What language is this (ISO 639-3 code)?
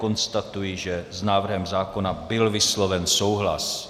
ces